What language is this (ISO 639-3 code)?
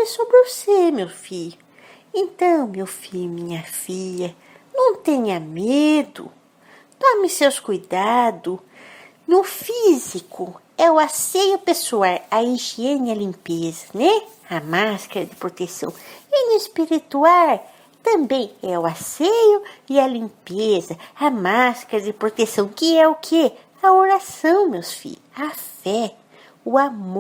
por